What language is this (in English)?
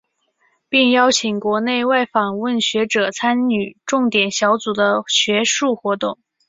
Chinese